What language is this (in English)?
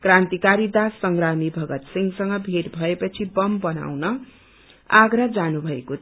Nepali